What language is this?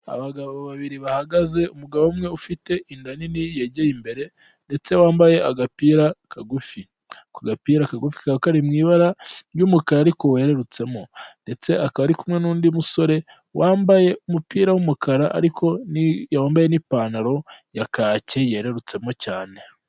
Kinyarwanda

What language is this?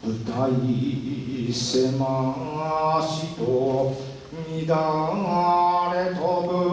Japanese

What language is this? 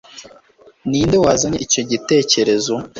Kinyarwanda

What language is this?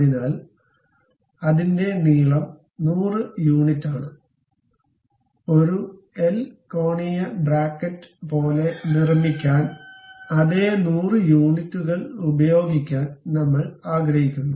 Malayalam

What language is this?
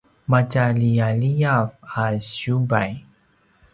Paiwan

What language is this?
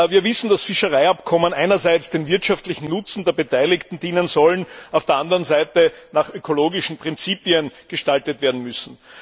German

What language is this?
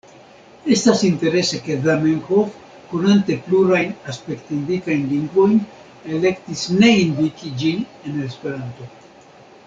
Esperanto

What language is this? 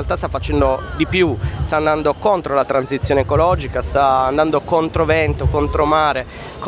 Italian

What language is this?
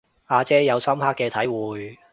Cantonese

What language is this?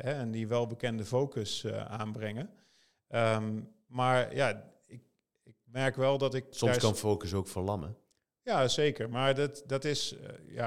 Dutch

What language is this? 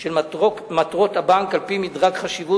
Hebrew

